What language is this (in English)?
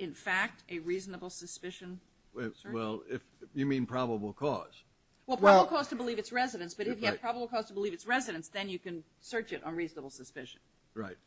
English